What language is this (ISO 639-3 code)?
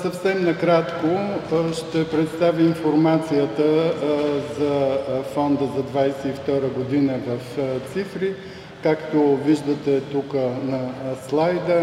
bul